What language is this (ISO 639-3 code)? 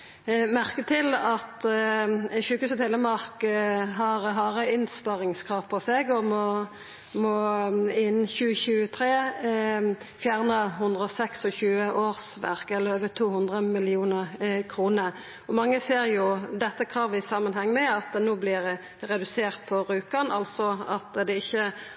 nno